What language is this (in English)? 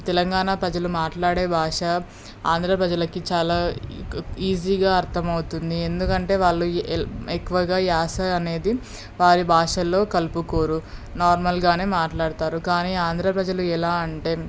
Telugu